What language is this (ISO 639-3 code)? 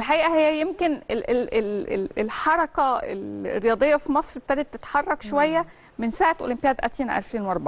ara